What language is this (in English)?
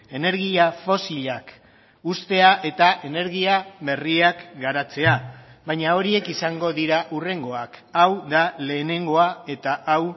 Basque